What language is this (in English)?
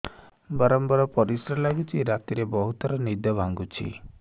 Odia